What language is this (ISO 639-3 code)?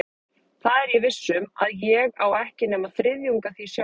isl